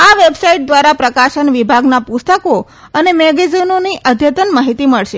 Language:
Gujarati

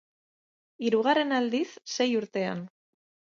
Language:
Basque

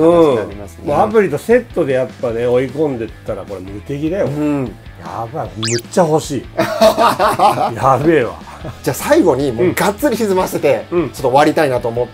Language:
Japanese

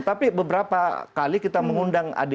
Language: Indonesian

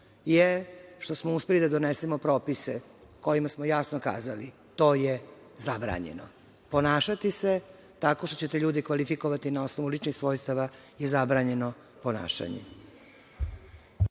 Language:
Serbian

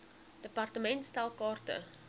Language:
Afrikaans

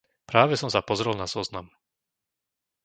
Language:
Slovak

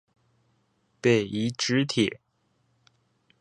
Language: Chinese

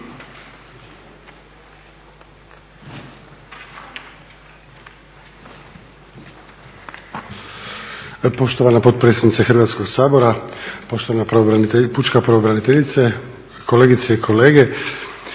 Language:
Croatian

